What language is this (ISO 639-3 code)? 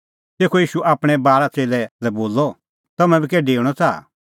kfx